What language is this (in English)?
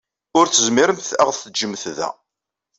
Kabyle